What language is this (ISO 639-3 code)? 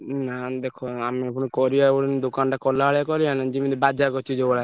ori